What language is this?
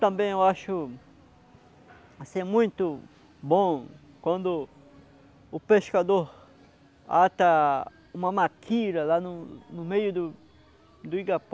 Portuguese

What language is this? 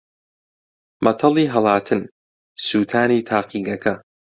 Central Kurdish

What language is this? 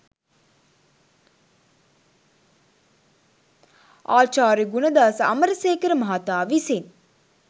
Sinhala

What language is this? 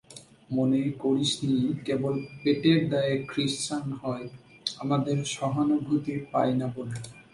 Bangla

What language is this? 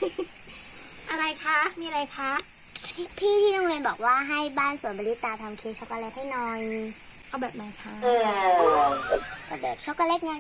Thai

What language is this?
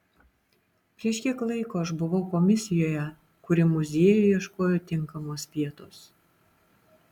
Lithuanian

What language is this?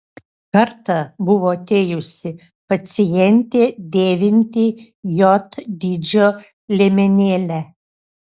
Lithuanian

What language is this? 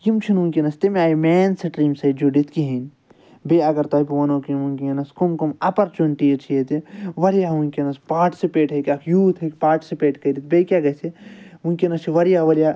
Kashmiri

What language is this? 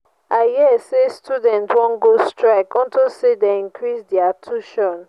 Nigerian Pidgin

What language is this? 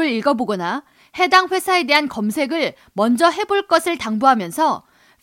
Korean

